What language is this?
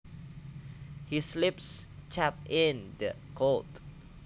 Javanese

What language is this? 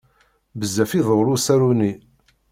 Kabyle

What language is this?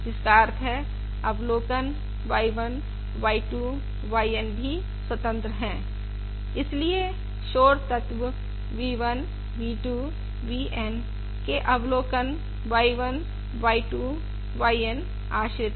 Hindi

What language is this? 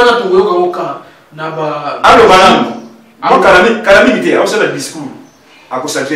French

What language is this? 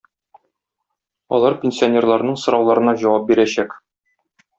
Tatar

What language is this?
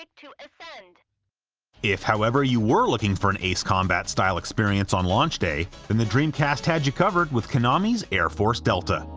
English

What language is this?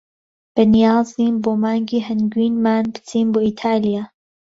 Central Kurdish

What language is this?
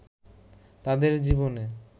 Bangla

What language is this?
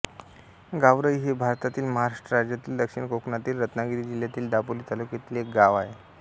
Marathi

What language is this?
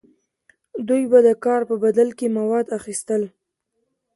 Pashto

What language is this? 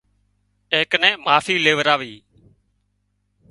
Wadiyara Koli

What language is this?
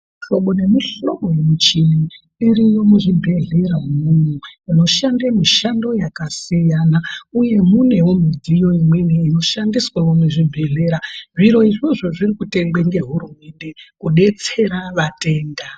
Ndau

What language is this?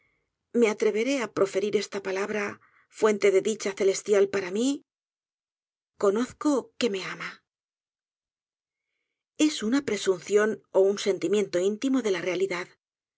Spanish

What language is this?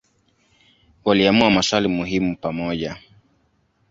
Swahili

